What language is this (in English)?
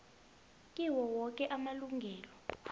South Ndebele